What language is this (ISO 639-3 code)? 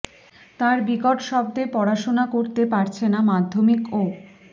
ben